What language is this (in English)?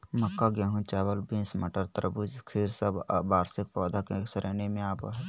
Magahi